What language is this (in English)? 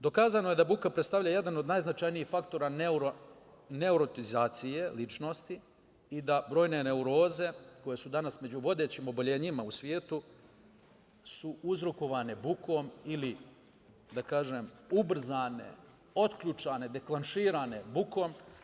Serbian